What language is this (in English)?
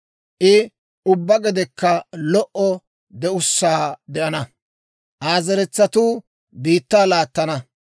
Dawro